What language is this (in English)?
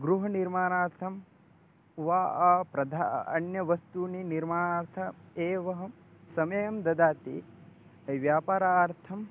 Sanskrit